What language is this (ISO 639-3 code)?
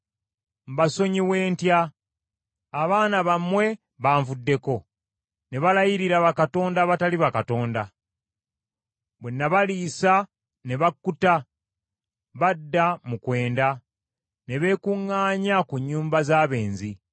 lug